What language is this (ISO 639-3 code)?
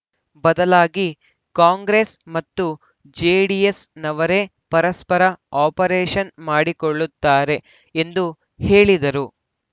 kan